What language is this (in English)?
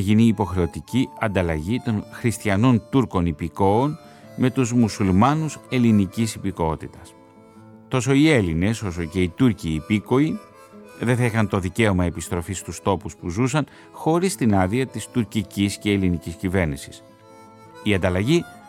Greek